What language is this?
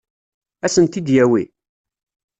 Kabyle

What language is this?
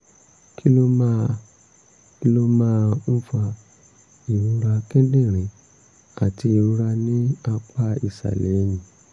Yoruba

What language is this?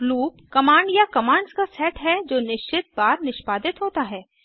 Hindi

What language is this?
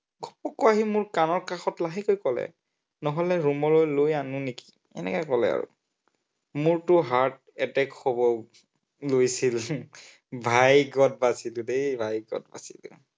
Assamese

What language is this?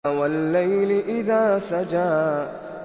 Arabic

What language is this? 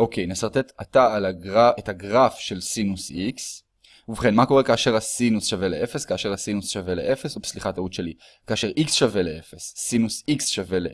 Hebrew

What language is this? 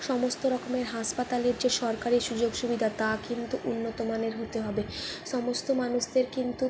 Bangla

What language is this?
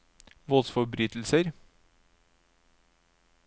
Norwegian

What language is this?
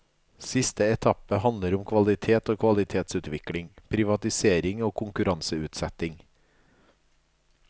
Norwegian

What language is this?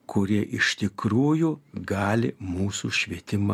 Lithuanian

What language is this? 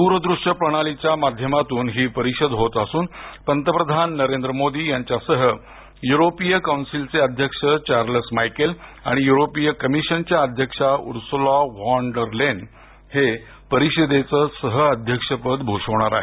Marathi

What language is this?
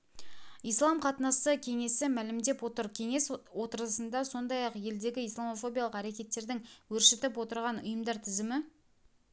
Kazakh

